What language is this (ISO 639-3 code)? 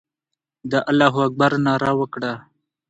pus